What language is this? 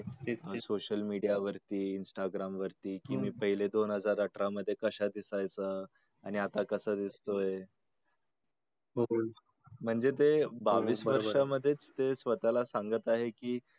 Marathi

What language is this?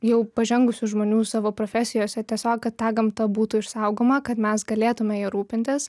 Lithuanian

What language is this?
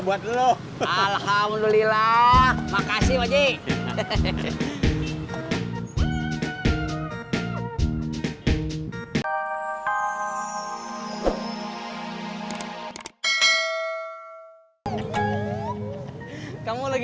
Indonesian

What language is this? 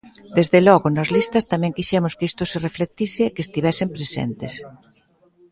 Galician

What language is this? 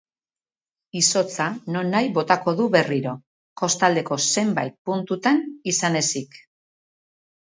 Basque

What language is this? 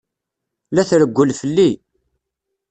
Kabyle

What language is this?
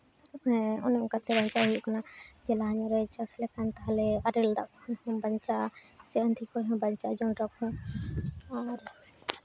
Santali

